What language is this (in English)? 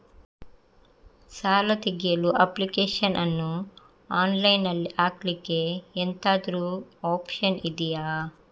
Kannada